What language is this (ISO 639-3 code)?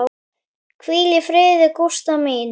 isl